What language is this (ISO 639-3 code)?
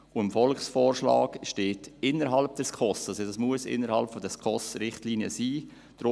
gsw